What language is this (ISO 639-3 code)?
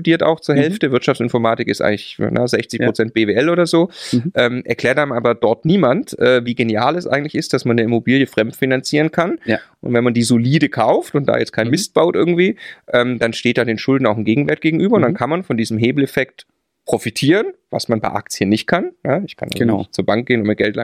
deu